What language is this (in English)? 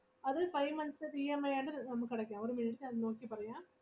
Malayalam